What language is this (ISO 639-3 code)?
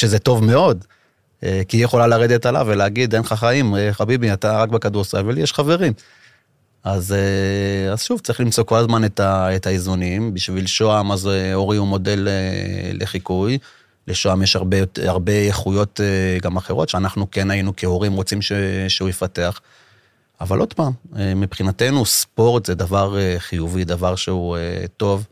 heb